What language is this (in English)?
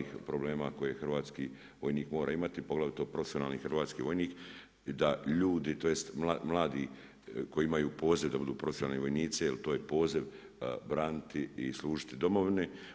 Croatian